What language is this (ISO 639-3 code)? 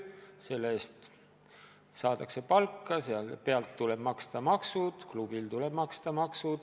est